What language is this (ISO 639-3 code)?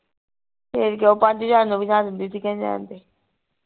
pan